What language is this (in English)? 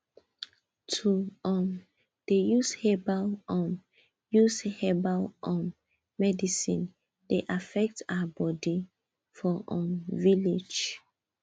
Nigerian Pidgin